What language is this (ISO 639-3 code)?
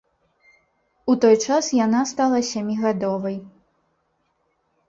bel